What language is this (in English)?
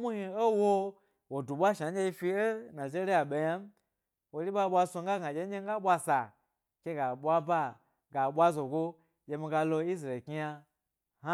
Gbari